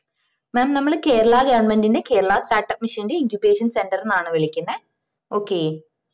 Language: Malayalam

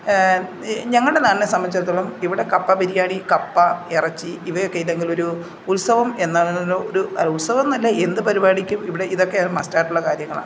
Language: Malayalam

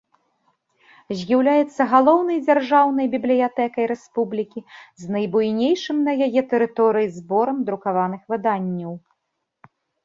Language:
Belarusian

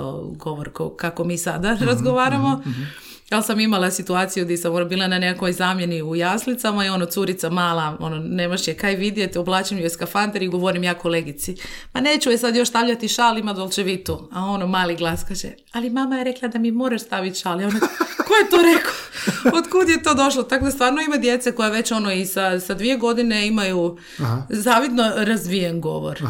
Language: Croatian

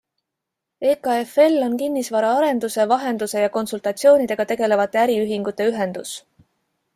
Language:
Estonian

